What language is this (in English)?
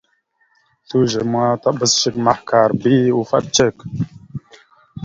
Mada (Cameroon)